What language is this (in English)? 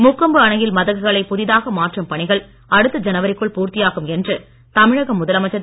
Tamil